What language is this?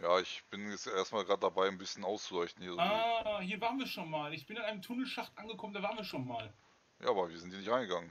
German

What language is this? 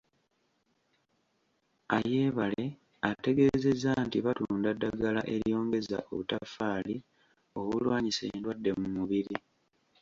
Ganda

